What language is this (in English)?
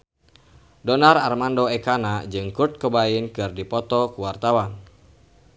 Sundanese